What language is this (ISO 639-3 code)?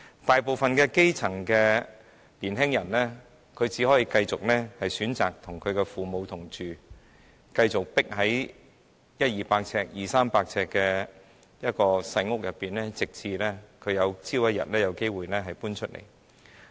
yue